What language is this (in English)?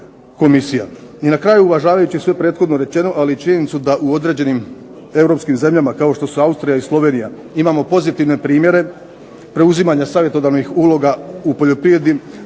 Croatian